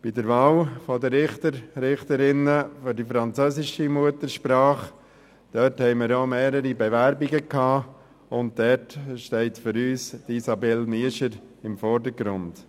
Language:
Swiss German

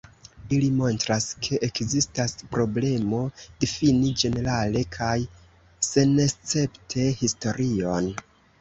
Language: Esperanto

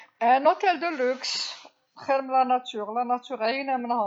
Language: Algerian Arabic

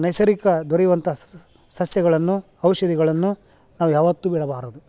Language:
Kannada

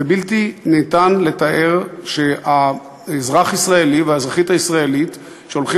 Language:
Hebrew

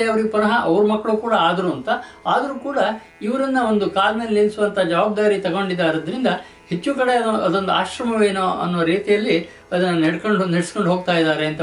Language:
Kannada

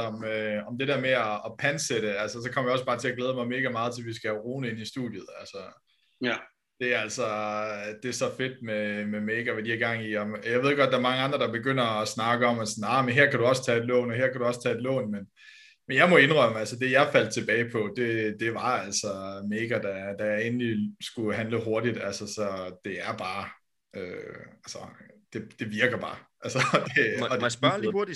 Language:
Danish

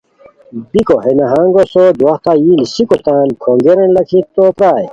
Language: Khowar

